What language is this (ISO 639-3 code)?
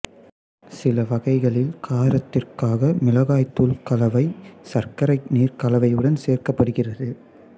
tam